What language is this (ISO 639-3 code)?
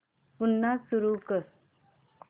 mar